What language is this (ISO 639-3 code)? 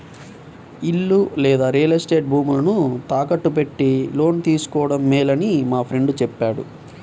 tel